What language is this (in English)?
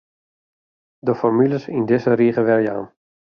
Western Frisian